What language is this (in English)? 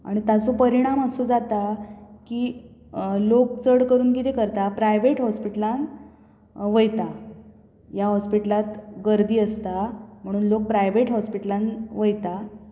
Konkani